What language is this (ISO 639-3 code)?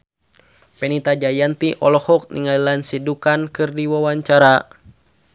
sun